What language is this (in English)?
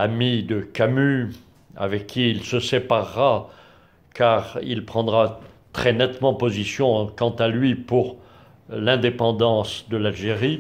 French